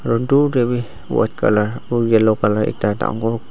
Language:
Naga Pidgin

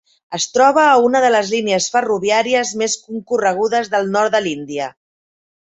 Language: Catalan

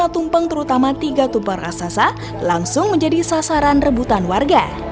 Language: Indonesian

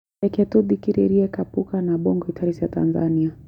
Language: Kikuyu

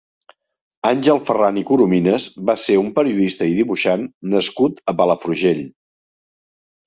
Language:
Catalan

